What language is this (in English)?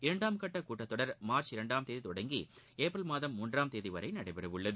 Tamil